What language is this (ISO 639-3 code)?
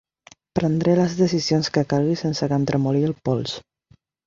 cat